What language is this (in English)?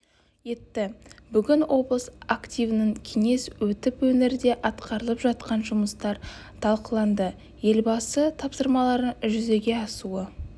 Kazakh